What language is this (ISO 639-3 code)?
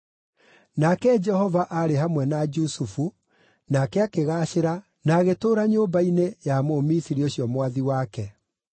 kik